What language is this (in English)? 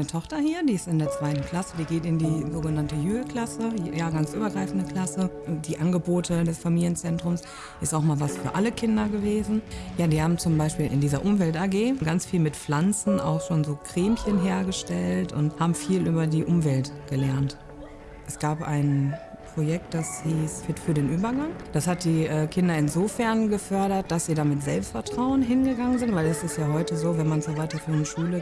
German